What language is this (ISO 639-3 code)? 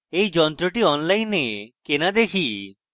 ben